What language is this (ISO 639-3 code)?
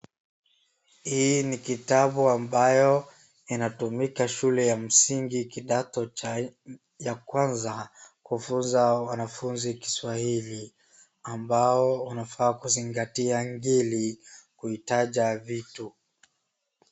swa